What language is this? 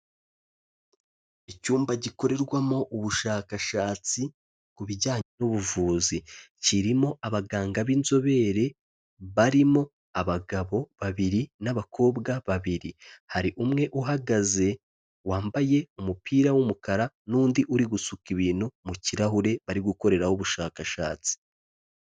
Kinyarwanda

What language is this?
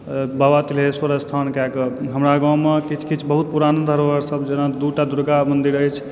Maithili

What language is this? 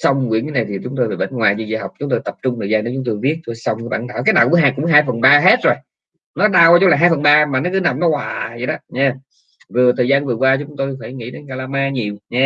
Vietnamese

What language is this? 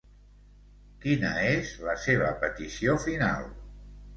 Catalan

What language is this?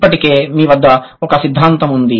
Telugu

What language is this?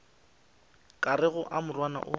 Northern Sotho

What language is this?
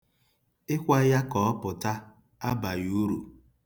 Igbo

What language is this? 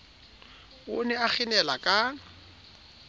Southern Sotho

